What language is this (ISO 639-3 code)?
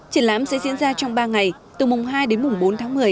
vie